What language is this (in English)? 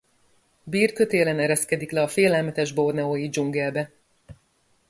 Hungarian